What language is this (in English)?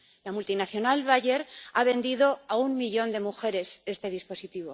Spanish